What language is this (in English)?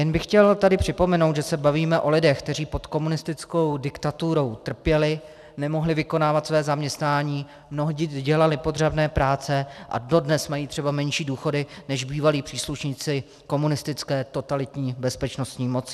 Czech